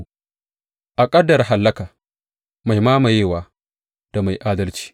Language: Hausa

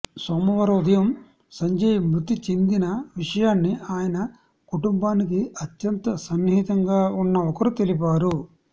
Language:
Telugu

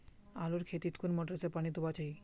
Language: Magahi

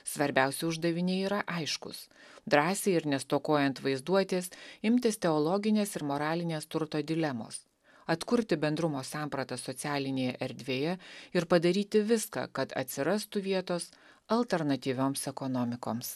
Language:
Lithuanian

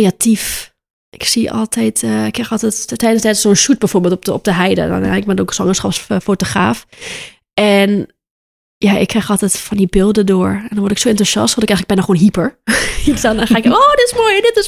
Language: Dutch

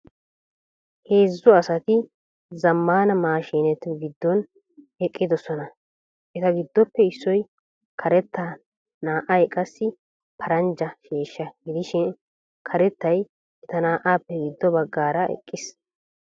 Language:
Wolaytta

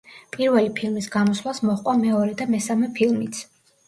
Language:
Georgian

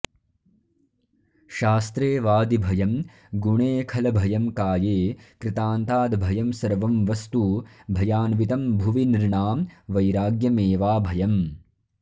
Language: Sanskrit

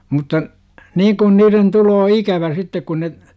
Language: Finnish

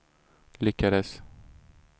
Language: Swedish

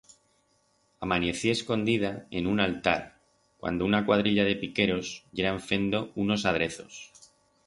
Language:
Aragonese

